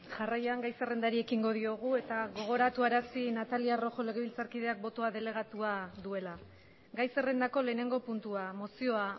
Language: Basque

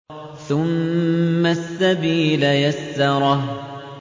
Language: Arabic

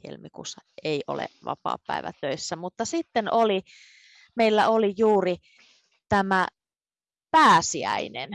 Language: Finnish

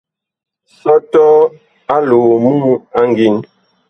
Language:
Bakoko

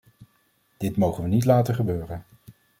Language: Dutch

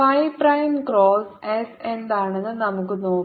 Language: Malayalam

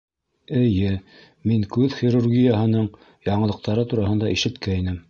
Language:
Bashkir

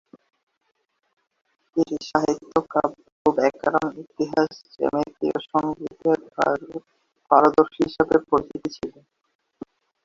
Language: Bangla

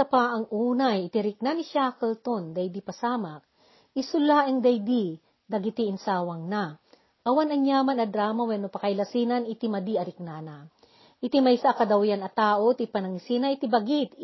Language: Filipino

